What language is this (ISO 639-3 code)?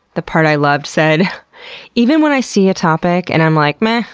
eng